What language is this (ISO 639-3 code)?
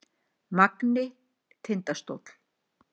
isl